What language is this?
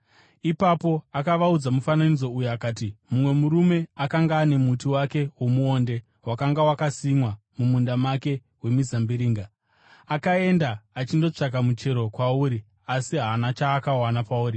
Shona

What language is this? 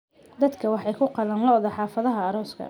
Somali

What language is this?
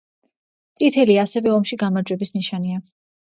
Georgian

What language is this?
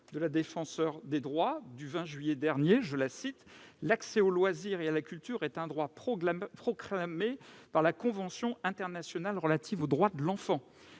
French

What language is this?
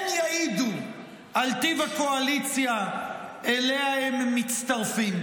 Hebrew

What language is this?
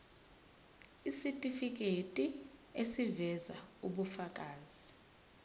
Zulu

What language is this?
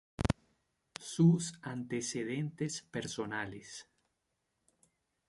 Spanish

